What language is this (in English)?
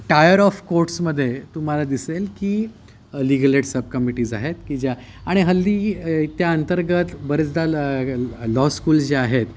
Marathi